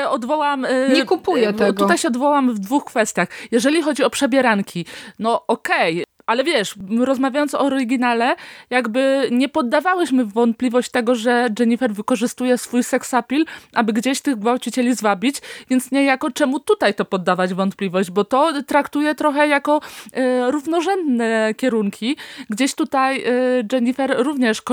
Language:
Polish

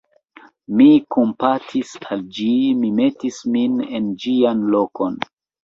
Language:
Esperanto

